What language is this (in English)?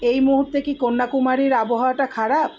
Bangla